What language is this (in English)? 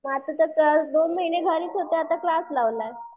Marathi